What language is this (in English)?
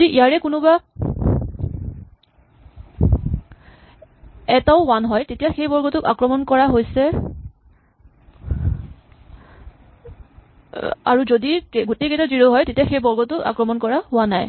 Assamese